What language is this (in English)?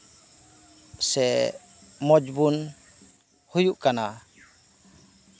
Santali